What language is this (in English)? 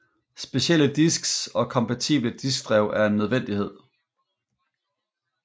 Danish